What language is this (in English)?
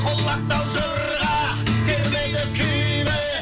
Kazakh